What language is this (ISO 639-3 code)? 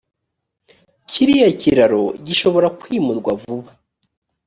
kin